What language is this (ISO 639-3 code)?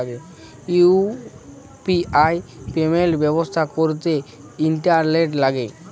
ben